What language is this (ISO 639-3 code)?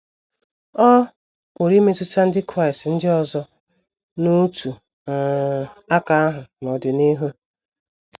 ibo